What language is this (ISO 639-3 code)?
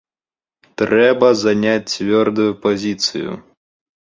bel